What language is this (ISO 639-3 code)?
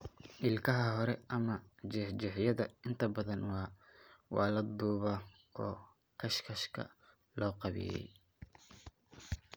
som